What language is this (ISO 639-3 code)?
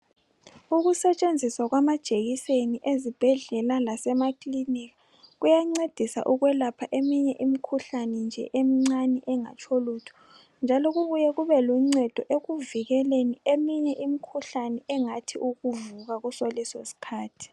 nde